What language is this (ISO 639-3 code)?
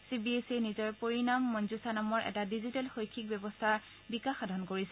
asm